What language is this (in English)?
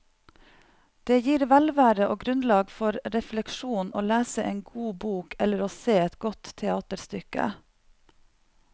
Norwegian